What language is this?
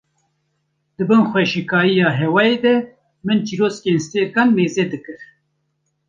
Kurdish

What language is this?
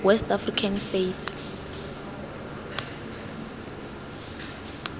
Tswana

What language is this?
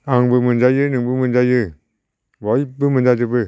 Bodo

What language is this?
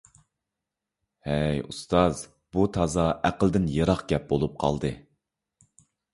Uyghur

